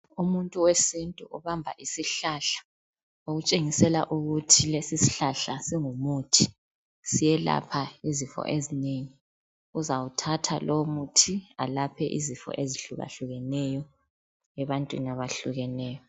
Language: North Ndebele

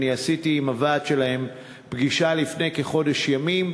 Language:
Hebrew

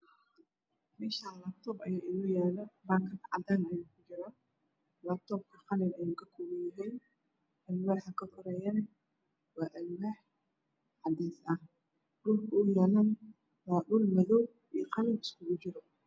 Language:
Somali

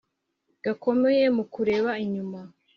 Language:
Kinyarwanda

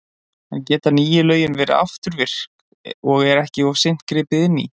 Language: Icelandic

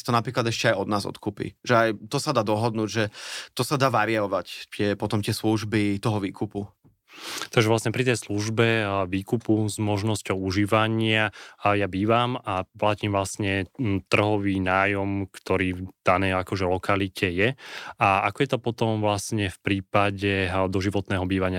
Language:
Slovak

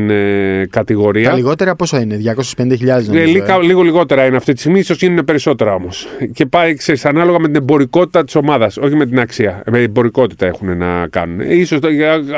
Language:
Greek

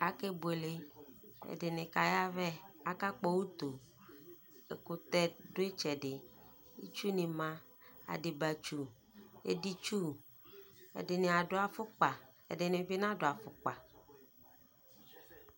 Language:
Ikposo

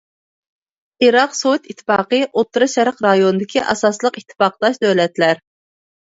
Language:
Uyghur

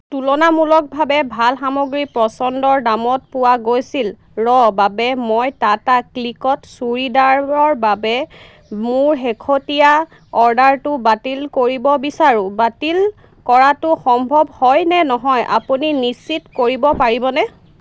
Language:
Assamese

